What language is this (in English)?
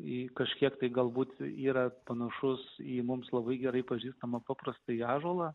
Lithuanian